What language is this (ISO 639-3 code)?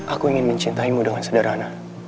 ind